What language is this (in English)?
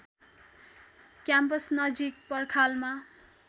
Nepali